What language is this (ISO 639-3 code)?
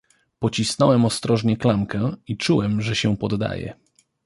pol